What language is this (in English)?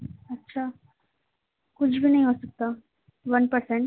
Urdu